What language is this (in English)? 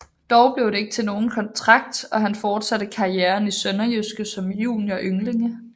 Danish